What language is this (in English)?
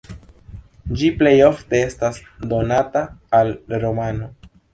Esperanto